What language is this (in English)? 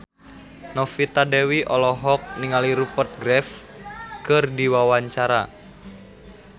Sundanese